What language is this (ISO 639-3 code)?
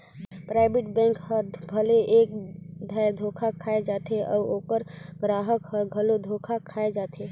hne